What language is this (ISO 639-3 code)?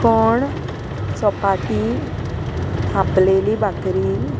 kok